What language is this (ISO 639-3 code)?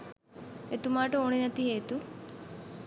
sin